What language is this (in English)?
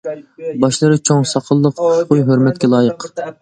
Uyghur